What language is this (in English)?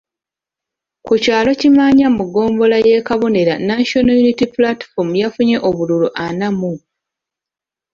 Ganda